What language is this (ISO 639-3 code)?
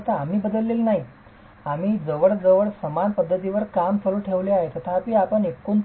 mar